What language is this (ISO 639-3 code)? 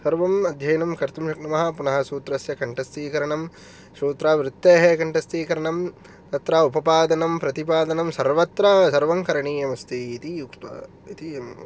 san